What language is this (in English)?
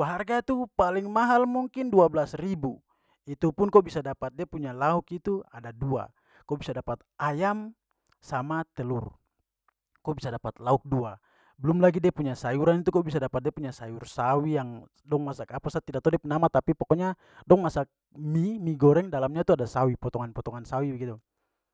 Papuan Malay